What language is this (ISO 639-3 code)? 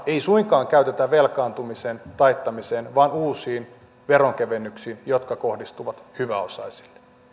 fin